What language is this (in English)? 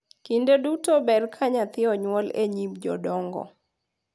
Luo (Kenya and Tanzania)